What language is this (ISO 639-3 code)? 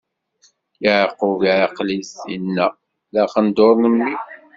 kab